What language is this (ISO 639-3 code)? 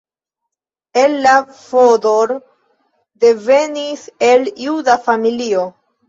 epo